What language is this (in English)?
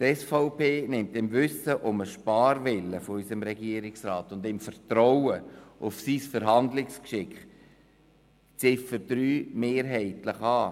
Swiss German